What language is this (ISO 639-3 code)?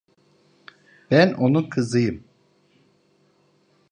tur